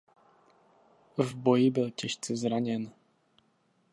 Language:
Czech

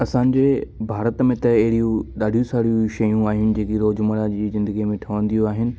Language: Sindhi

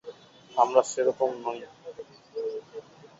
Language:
Bangla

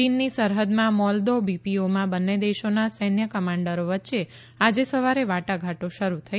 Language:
Gujarati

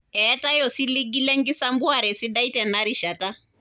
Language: Masai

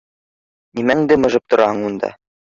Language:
Bashkir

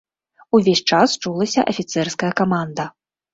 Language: Belarusian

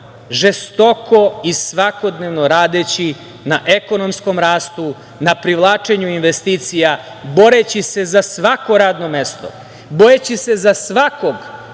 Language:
Serbian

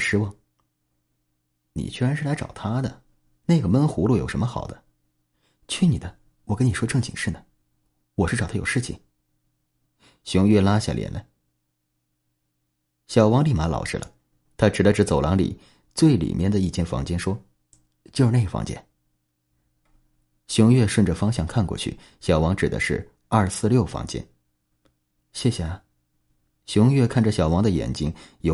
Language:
Chinese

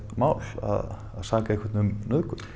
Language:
Icelandic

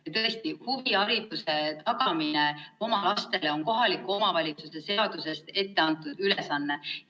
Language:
Estonian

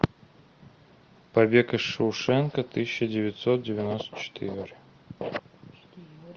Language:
Russian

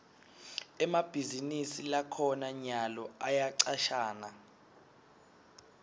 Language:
Swati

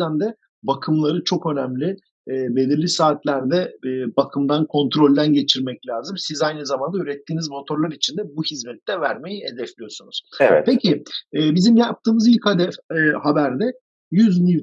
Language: Turkish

